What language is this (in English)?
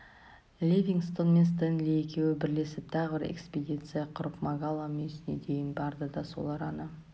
Kazakh